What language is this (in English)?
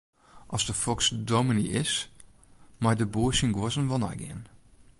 Western Frisian